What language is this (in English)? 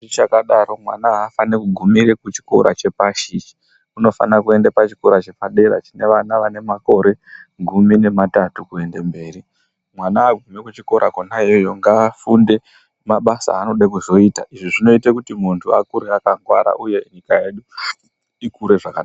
Ndau